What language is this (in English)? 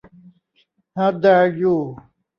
Thai